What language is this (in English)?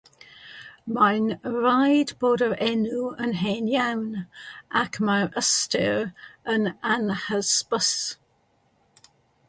Welsh